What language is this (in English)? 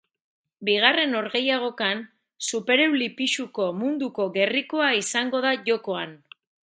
Basque